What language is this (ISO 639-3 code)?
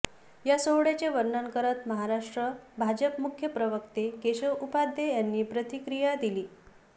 mar